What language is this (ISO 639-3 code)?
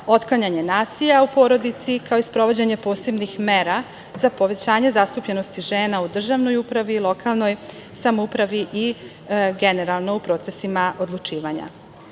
srp